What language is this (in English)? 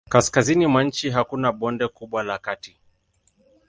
Swahili